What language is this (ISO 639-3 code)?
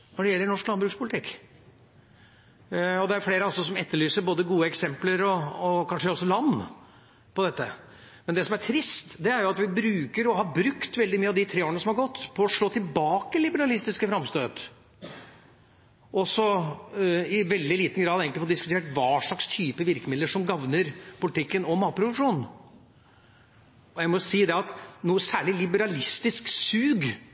nob